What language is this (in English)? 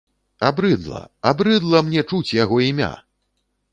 Belarusian